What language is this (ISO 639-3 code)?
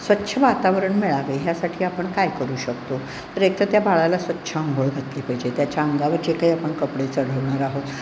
mar